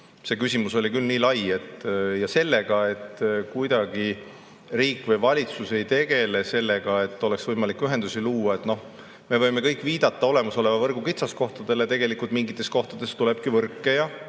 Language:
Estonian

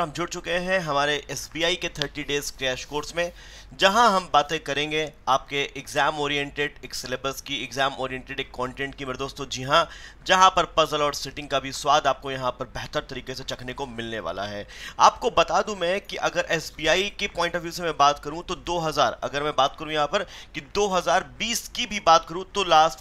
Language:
Hindi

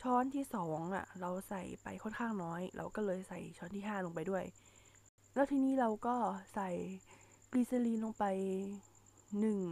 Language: Thai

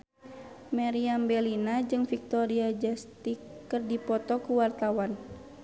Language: Sundanese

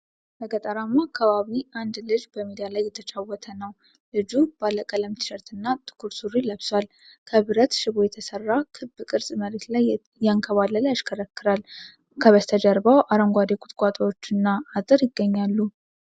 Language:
Amharic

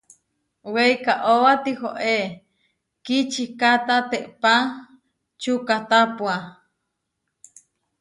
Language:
Huarijio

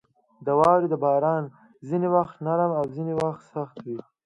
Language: Pashto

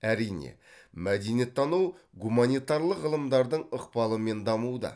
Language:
Kazakh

